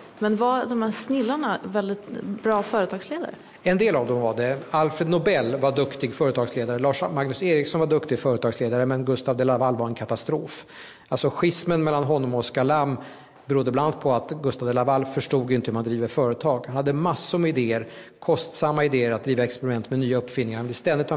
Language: Swedish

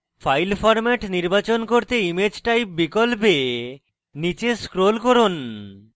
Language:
Bangla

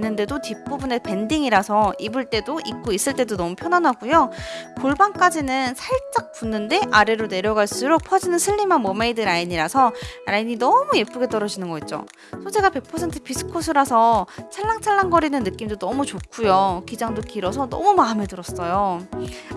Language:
Korean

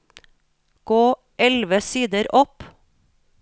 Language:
Norwegian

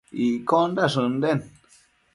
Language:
Matsés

